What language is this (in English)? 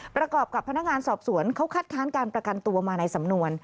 Thai